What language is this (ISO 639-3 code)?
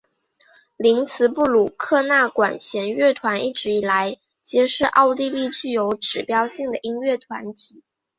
zho